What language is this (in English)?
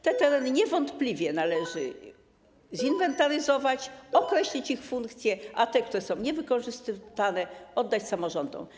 Polish